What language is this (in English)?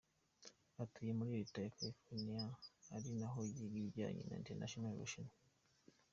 Kinyarwanda